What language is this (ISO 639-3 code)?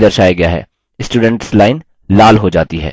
hin